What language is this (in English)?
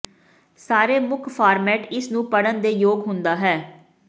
Punjabi